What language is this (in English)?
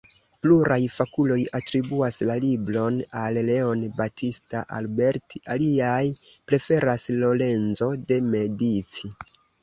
Esperanto